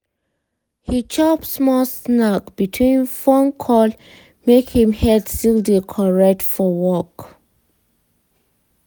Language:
Nigerian Pidgin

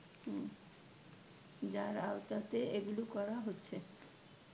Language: Bangla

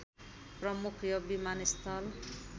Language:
Nepali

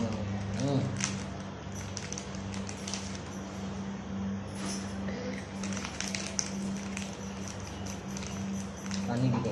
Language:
Odia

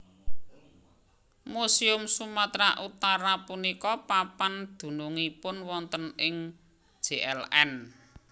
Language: Javanese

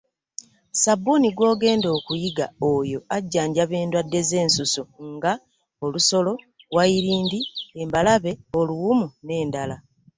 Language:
Ganda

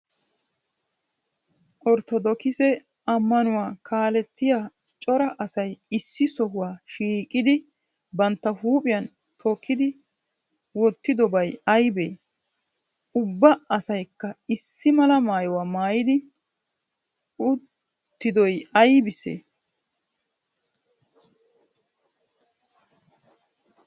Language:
Wolaytta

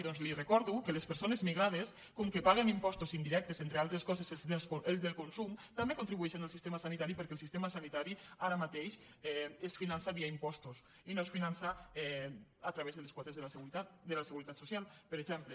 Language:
Catalan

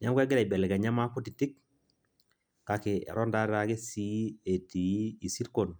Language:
Masai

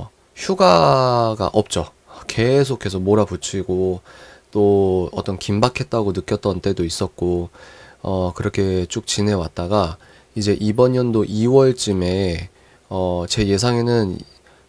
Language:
Korean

